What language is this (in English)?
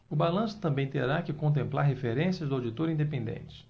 Portuguese